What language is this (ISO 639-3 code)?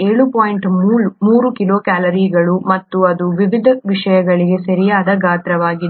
kan